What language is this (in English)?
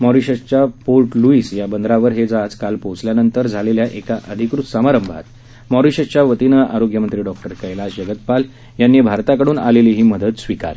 Marathi